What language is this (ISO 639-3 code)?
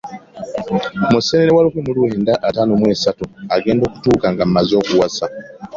lug